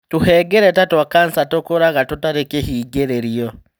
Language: Kikuyu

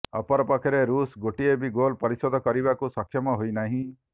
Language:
Odia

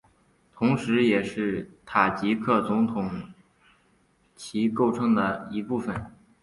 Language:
Chinese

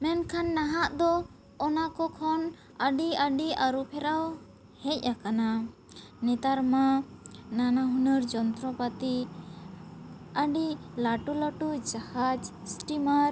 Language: Santali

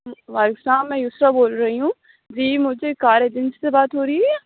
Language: Urdu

